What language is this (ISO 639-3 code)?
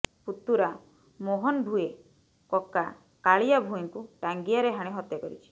ori